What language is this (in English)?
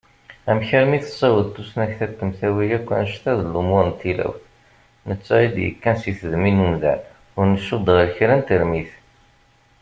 Kabyle